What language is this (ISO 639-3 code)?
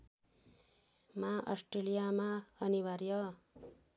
nep